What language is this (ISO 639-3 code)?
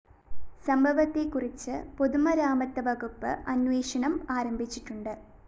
mal